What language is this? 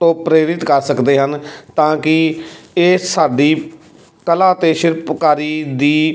Punjabi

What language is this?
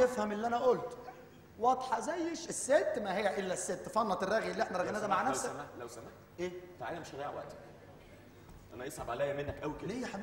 Arabic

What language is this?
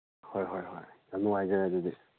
Manipuri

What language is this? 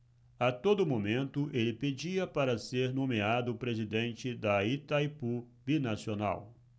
Portuguese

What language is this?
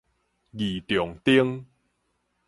Min Nan Chinese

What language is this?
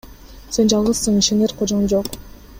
Kyrgyz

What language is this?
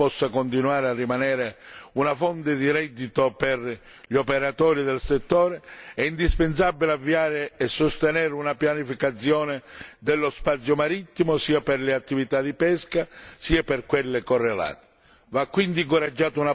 Italian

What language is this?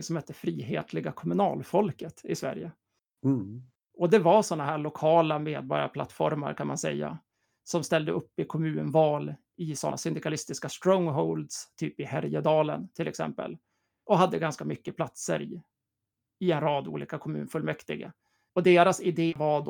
Swedish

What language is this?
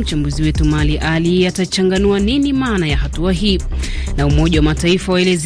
Swahili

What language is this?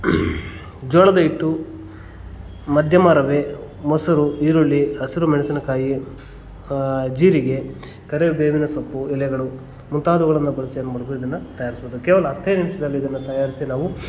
Kannada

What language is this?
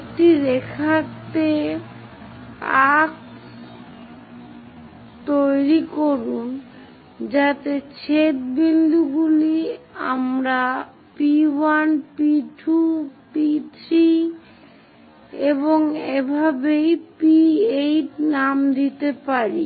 Bangla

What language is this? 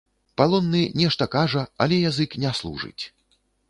Belarusian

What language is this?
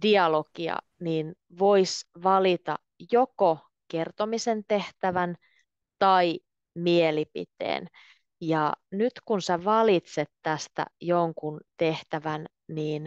Finnish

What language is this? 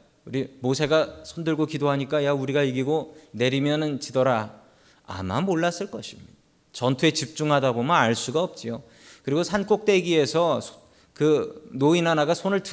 Korean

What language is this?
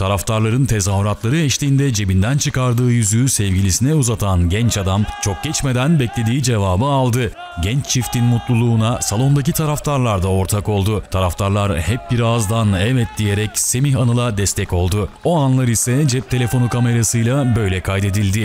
Turkish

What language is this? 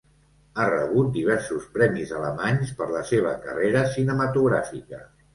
Catalan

